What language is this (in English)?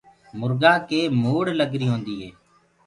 Gurgula